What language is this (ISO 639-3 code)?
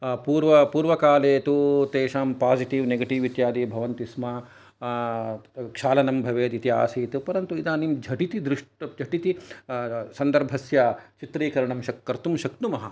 san